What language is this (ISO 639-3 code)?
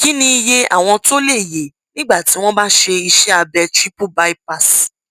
yor